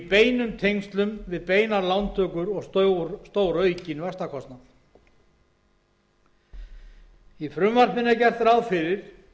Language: Icelandic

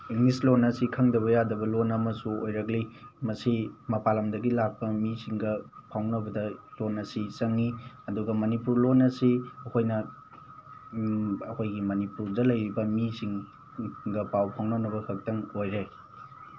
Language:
Manipuri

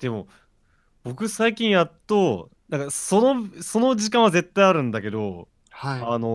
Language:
Japanese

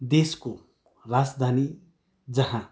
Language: Nepali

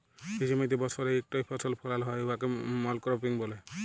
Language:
Bangla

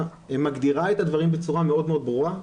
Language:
Hebrew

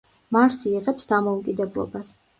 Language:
Georgian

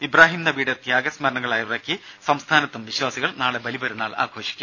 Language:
Malayalam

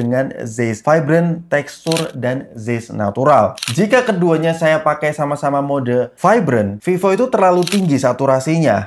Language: Indonesian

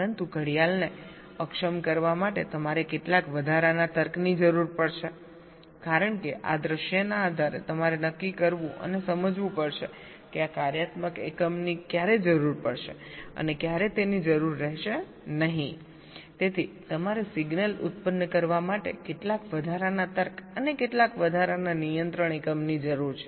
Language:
Gujarati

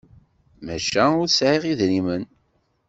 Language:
Kabyle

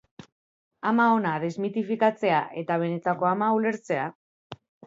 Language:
Basque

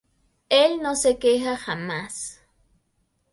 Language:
Spanish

